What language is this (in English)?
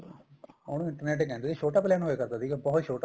Punjabi